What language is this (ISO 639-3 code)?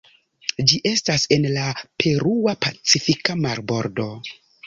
epo